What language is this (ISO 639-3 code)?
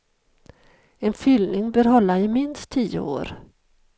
swe